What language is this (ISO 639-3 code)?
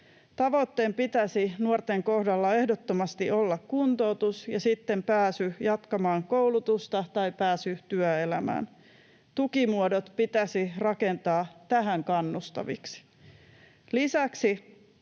fin